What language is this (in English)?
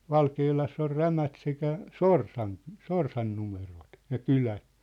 Finnish